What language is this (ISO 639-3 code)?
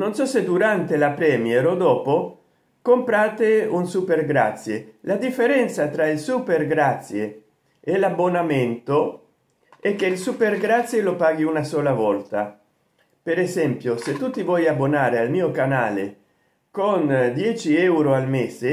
ita